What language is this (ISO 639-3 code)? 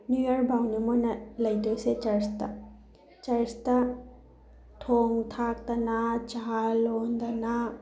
mni